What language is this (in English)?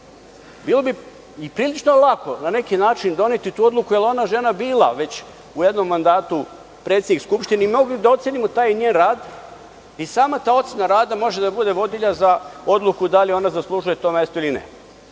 Serbian